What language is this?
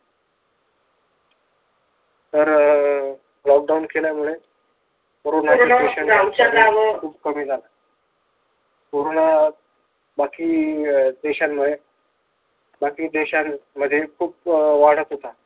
Marathi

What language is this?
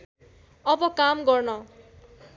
Nepali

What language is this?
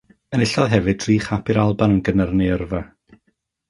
Welsh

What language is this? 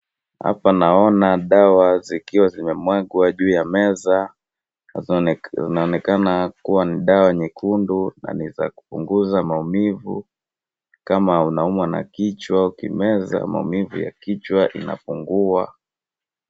Swahili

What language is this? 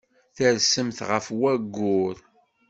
Kabyle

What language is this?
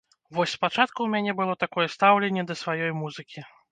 Belarusian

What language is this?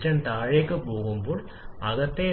Malayalam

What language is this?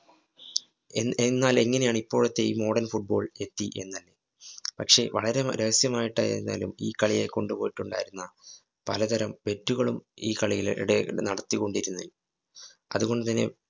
Malayalam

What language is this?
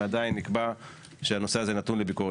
Hebrew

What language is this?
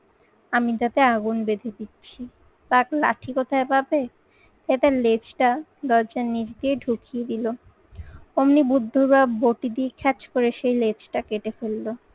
Bangla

